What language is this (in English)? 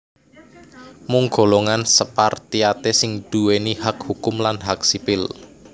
Javanese